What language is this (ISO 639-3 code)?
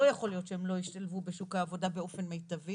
heb